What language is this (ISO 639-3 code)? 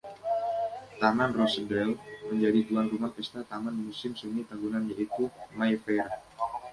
ind